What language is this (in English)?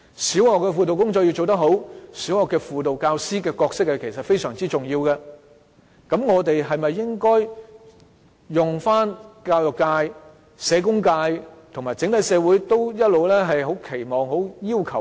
Cantonese